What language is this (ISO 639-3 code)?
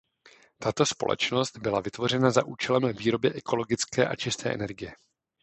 ces